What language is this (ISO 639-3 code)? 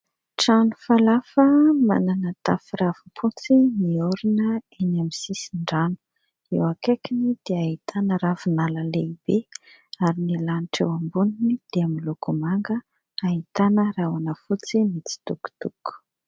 mlg